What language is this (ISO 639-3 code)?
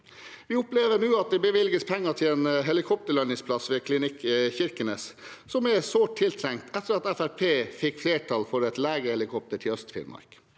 nor